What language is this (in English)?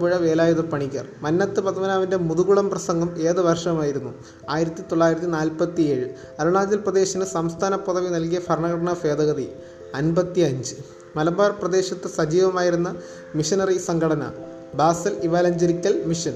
Malayalam